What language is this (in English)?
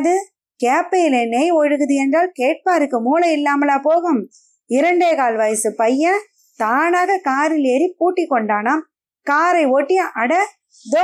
Tamil